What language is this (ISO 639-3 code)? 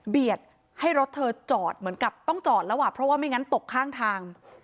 tha